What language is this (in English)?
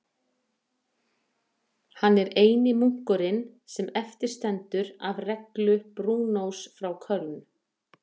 Icelandic